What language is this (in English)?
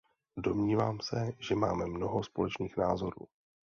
Czech